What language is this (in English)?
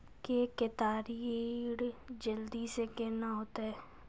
Maithili